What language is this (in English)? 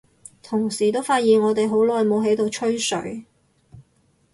Cantonese